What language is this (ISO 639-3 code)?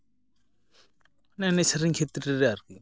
sat